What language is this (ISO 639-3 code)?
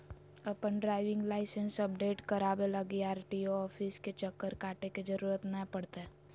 mag